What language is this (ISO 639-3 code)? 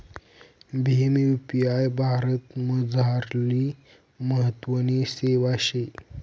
mar